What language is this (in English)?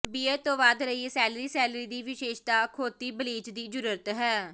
Punjabi